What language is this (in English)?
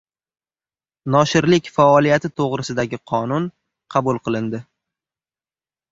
Uzbek